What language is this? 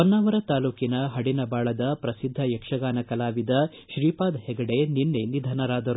Kannada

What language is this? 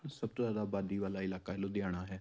Punjabi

